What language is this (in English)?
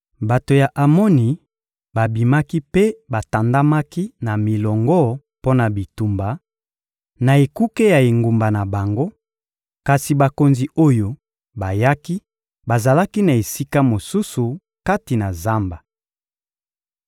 Lingala